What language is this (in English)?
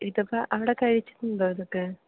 Malayalam